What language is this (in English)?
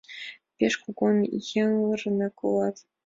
Mari